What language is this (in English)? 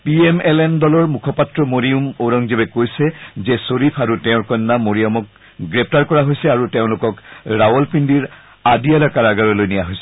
Assamese